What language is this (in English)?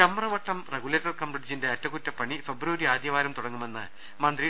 Malayalam